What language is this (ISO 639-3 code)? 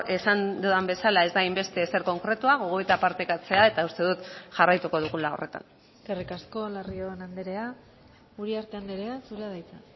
eus